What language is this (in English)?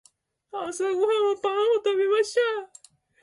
Japanese